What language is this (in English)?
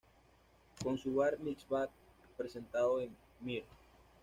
Spanish